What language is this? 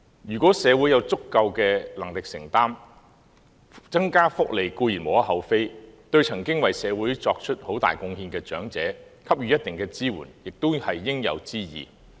Cantonese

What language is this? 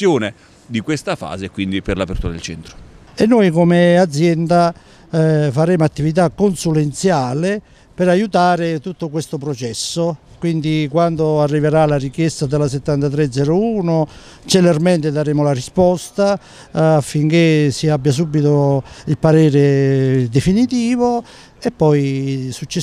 Italian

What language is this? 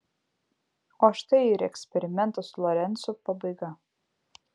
Lithuanian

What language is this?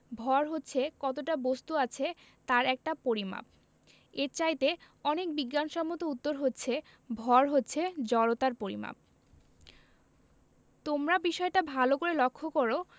Bangla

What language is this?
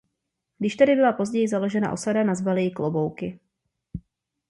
Czech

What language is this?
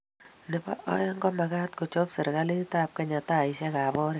Kalenjin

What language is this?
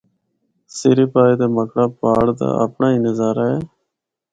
Northern Hindko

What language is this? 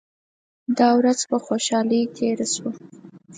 Pashto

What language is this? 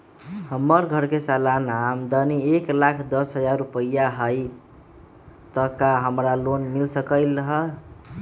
Magahi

